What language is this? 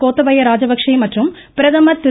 Tamil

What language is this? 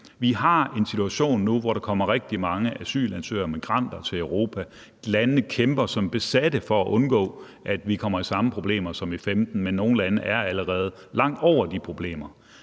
Danish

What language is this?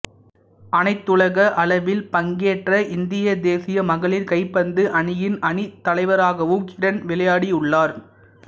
Tamil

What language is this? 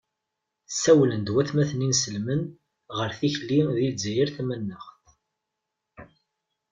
Kabyle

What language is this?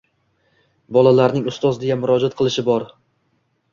Uzbek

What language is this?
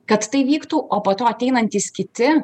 Lithuanian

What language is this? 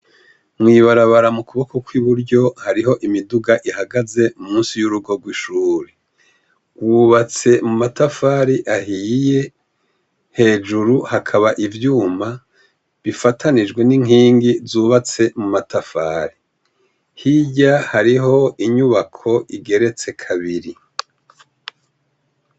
Rundi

